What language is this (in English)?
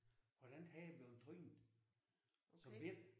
Danish